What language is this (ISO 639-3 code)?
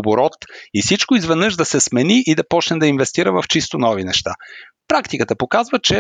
bul